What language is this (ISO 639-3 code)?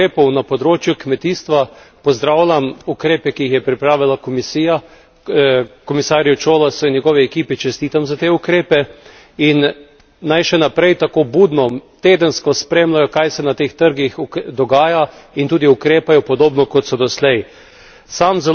slv